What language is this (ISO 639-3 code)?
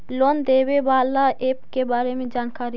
mag